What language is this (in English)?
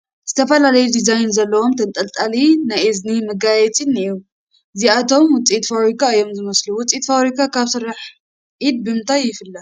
Tigrinya